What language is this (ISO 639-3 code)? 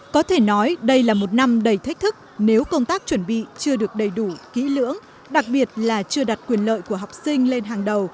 vie